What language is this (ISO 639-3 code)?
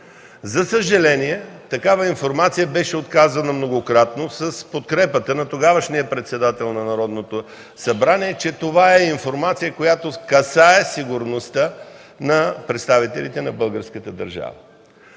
bul